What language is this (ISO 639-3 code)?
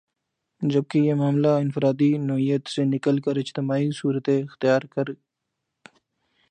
urd